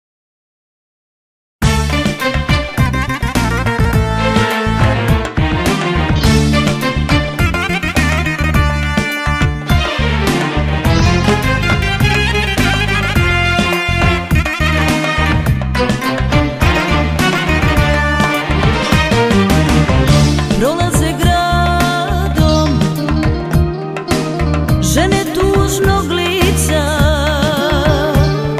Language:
Romanian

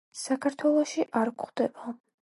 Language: Georgian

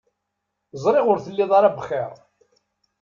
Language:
Kabyle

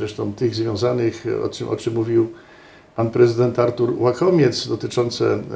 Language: Polish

